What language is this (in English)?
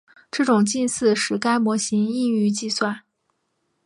Chinese